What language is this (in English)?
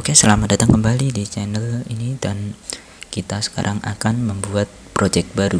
Indonesian